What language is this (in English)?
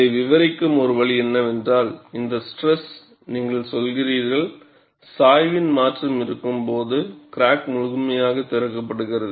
Tamil